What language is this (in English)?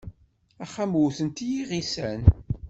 Kabyle